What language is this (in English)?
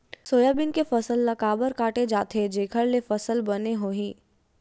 Chhattisgarhi